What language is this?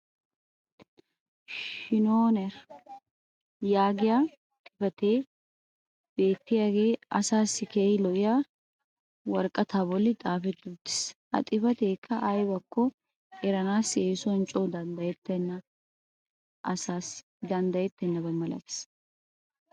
Wolaytta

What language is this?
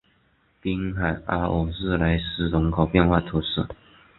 Chinese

